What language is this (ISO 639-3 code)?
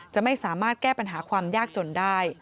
tha